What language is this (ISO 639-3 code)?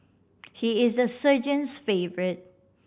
eng